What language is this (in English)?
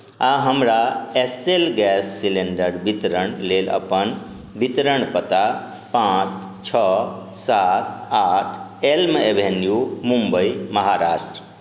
Maithili